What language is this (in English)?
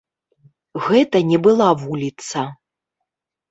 Belarusian